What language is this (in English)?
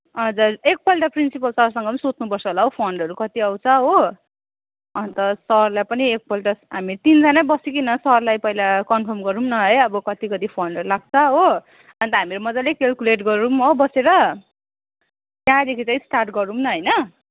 Nepali